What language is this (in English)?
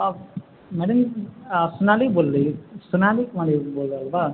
Maithili